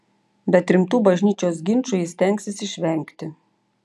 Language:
Lithuanian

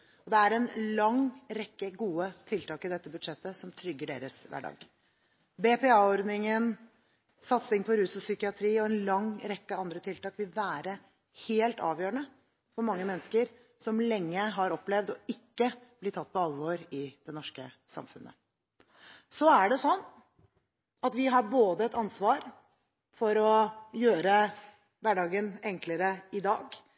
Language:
Norwegian Bokmål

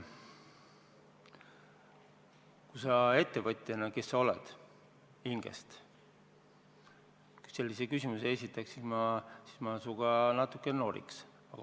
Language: Estonian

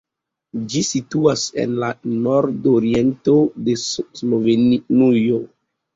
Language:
Esperanto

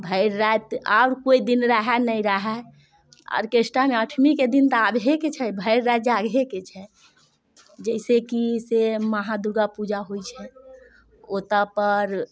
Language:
Maithili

